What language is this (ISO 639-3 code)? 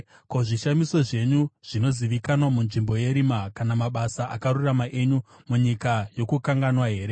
sna